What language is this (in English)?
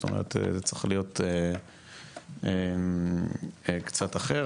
Hebrew